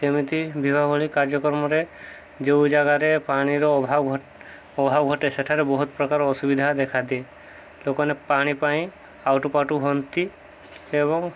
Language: Odia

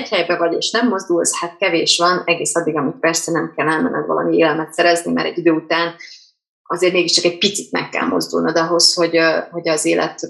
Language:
Hungarian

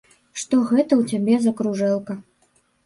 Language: Belarusian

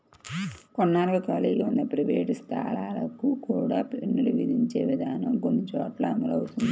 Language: Telugu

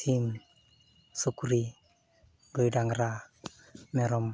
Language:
Santali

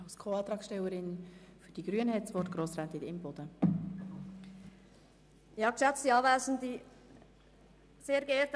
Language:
Swiss German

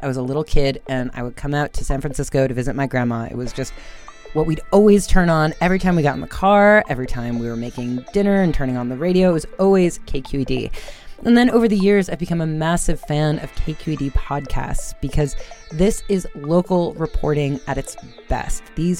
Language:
English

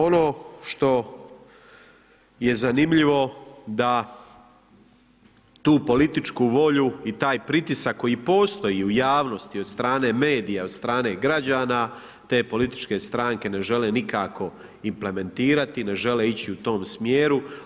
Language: Croatian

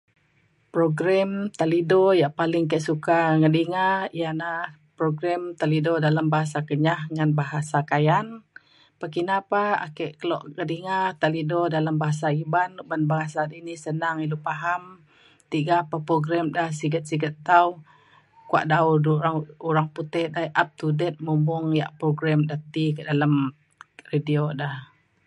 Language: Mainstream Kenyah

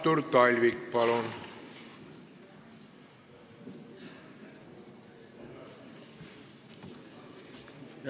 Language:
Estonian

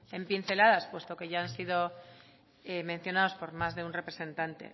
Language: Spanish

